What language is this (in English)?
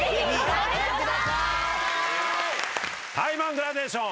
Japanese